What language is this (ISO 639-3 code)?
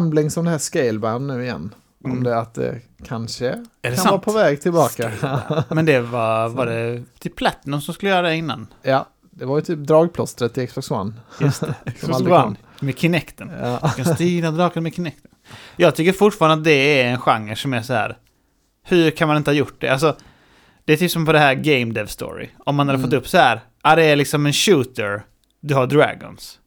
swe